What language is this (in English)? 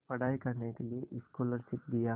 Hindi